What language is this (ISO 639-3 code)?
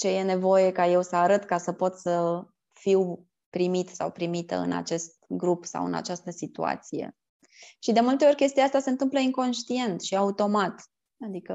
ron